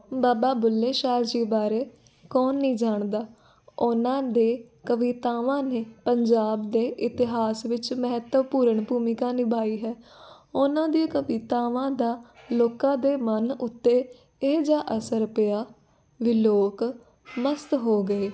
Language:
Punjabi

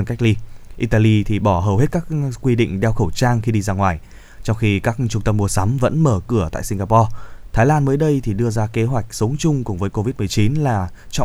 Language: Vietnamese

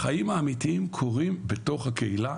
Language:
Hebrew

